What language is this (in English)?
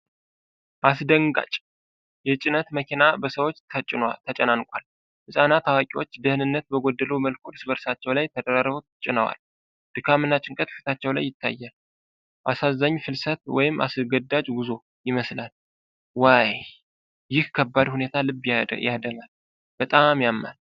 Amharic